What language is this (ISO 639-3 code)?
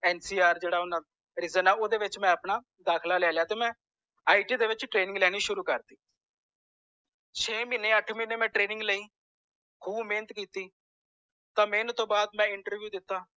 pan